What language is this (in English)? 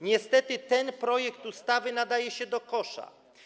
Polish